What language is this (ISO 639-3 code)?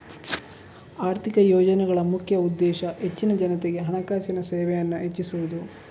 kan